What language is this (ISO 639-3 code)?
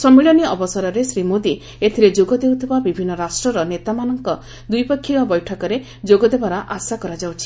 ori